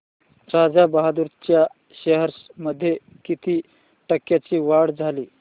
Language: Marathi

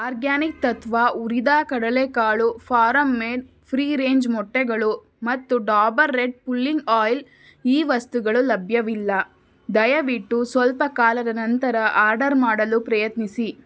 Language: Kannada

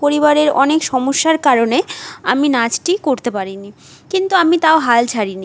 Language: Bangla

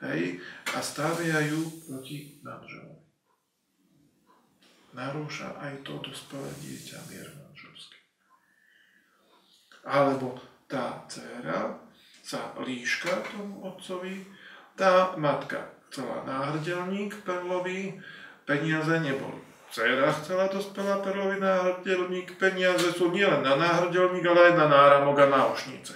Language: Slovak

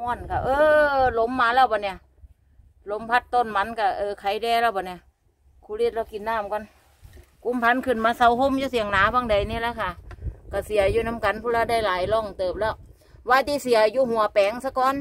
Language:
Thai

